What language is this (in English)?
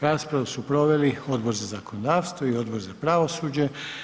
Croatian